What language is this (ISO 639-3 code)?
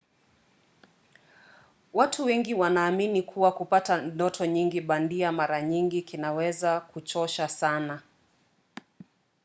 swa